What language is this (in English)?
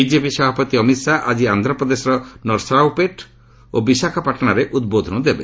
Odia